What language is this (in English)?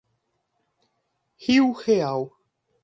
Portuguese